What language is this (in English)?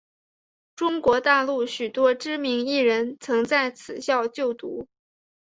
Chinese